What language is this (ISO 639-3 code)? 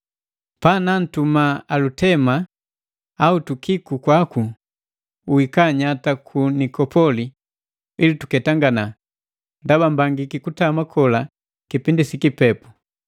mgv